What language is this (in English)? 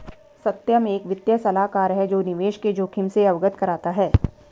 Hindi